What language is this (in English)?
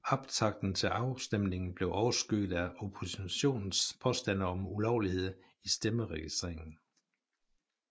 Danish